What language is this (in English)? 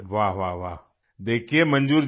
Hindi